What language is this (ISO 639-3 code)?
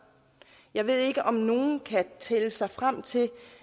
dan